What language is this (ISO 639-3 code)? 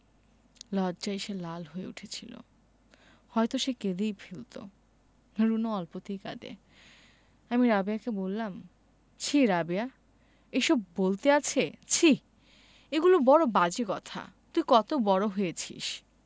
ben